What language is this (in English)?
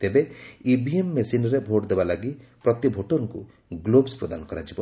Odia